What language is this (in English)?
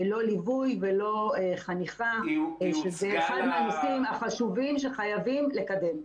Hebrew